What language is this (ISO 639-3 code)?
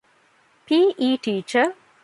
div